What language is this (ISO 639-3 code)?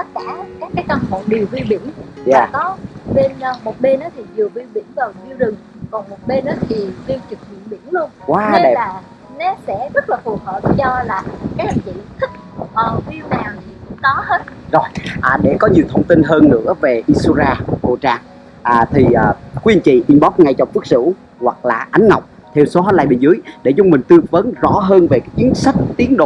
vie